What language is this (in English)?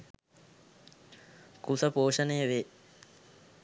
Sinhala